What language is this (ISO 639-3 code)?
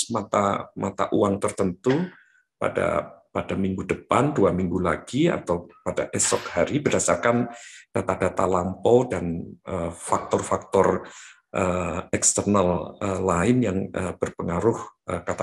ind